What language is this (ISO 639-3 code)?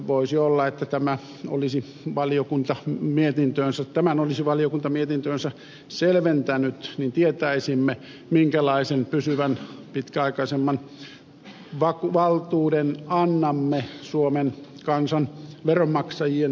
fin